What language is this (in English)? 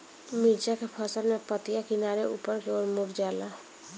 Bhojpuri